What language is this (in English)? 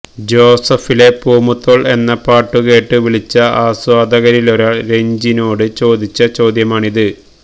Malayalam